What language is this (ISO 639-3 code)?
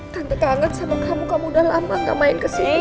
ind